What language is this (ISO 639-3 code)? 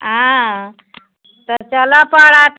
mai